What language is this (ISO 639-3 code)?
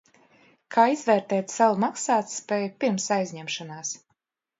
lav